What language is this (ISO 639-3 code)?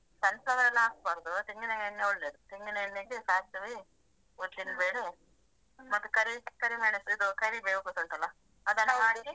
kan